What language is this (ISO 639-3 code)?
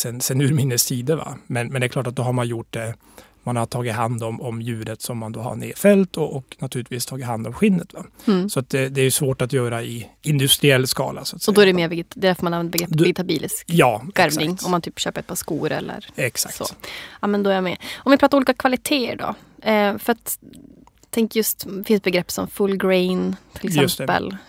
swe